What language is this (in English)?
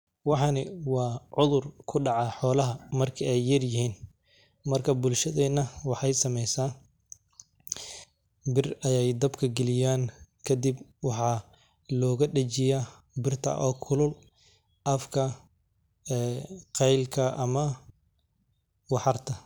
Somali